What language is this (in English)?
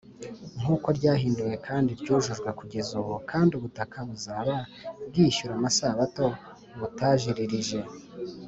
Kinyarwanda